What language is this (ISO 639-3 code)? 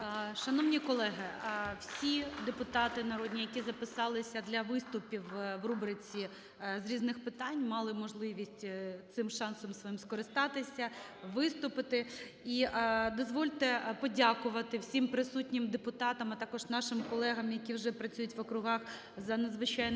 ukr